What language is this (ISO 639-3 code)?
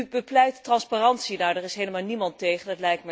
nld